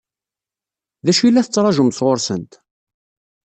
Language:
Kabyle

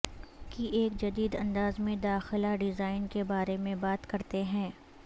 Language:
Urdu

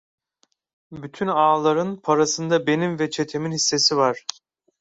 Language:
Turkish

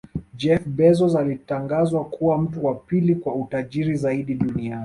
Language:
Swahili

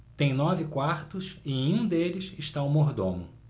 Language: Portuguese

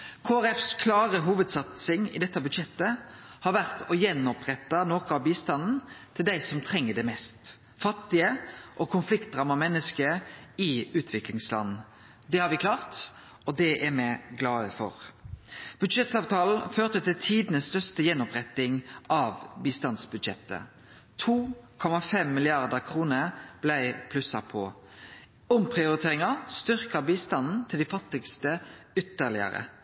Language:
Norwegian Nynorsk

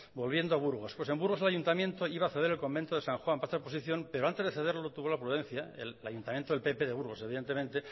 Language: Spanish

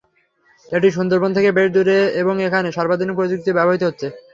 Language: Bangla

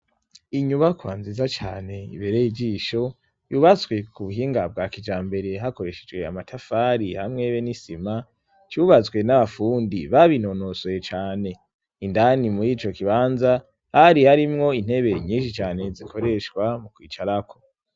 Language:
Rundi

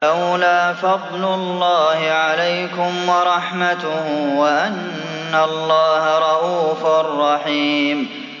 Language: Arabic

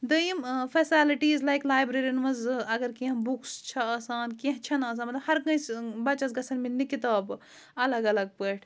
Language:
Kashmiri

